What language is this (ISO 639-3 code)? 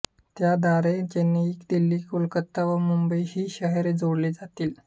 mar